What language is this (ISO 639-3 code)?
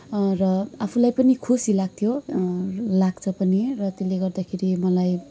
nep